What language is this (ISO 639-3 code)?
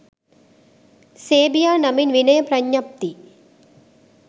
sin